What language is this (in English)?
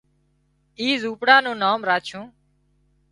Wadiyara Koli